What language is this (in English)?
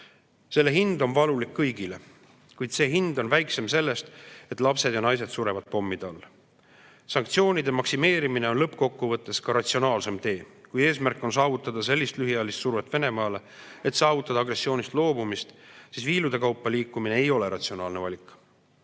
Estonian